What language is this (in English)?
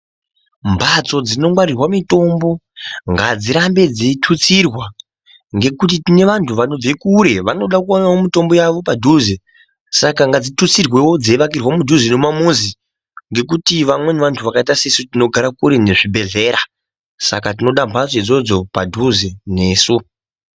Ndau